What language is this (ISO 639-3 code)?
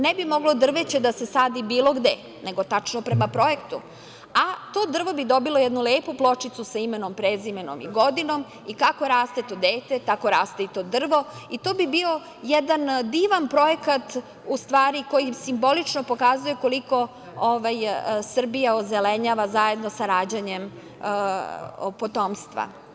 srp